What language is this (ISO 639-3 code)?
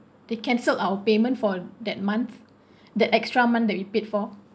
eng